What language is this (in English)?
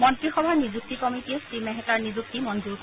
Assamese